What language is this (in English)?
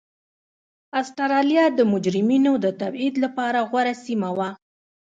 Pashto